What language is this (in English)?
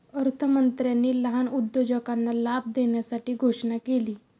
Marathi